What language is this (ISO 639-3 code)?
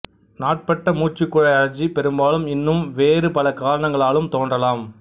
tam